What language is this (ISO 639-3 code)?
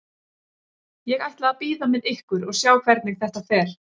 isl